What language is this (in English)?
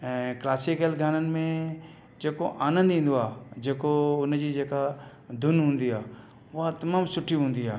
Sindhi